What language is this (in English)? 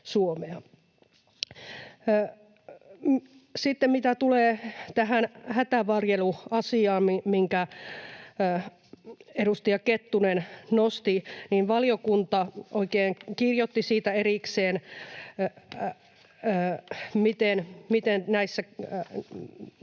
Finnish